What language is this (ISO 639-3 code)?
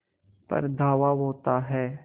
hin